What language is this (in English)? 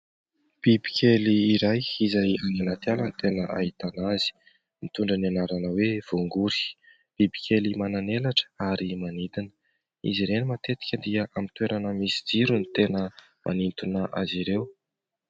Malagasy